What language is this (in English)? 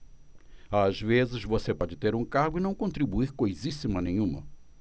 Portuguese